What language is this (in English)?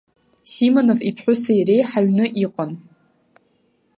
Abkhazian